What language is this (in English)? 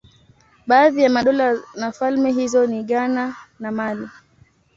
Swahili